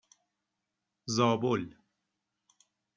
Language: Persian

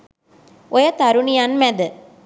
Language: Sinhala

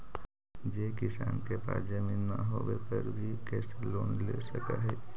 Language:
Magahi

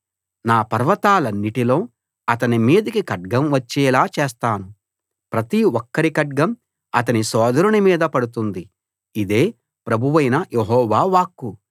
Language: Telugu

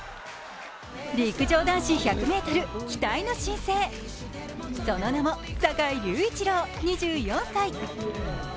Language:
Japanese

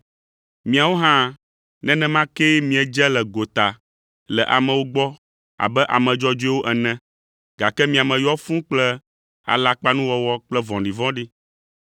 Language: Ewe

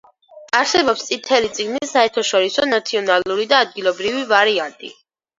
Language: Georgian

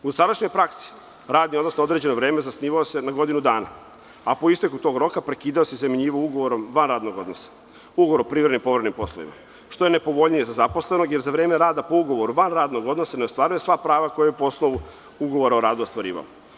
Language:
Serbian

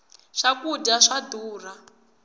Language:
Tsonga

